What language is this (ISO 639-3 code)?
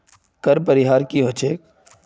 mag